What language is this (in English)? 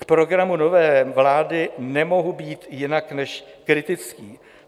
Czech